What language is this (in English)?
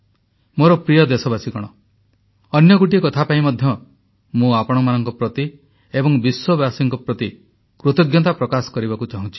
Odia